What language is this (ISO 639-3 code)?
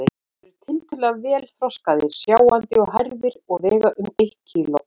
isl